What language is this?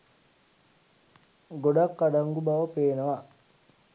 Sinhala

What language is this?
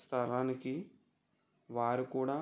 Telugu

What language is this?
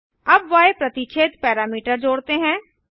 Hindi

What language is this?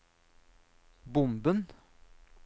Norwegian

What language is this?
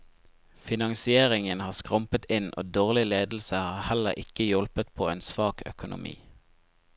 Norwegian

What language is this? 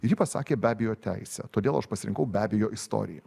Lithuanian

